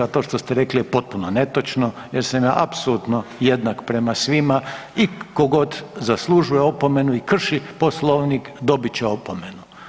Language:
Croatian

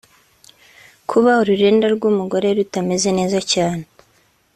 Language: Kinyarwanda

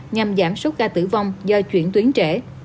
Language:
Vietnamese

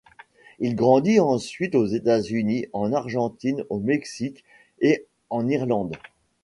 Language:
French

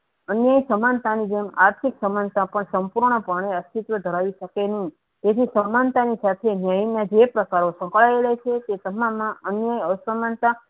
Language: Gujarati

